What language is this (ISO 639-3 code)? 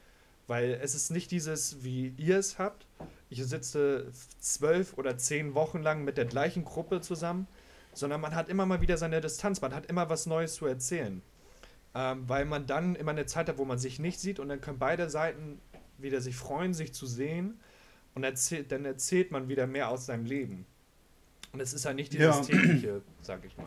deu